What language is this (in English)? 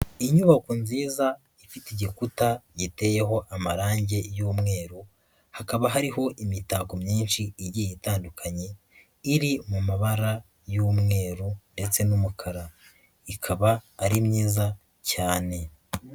Kinyarwanda